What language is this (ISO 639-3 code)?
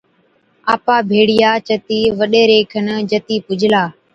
odk